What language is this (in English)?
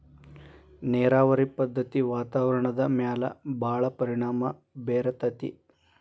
Kannada